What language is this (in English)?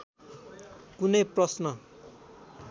Nepali